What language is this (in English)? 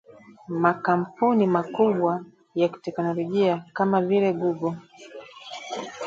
Swahili